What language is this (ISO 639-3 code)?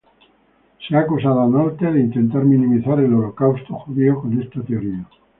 spa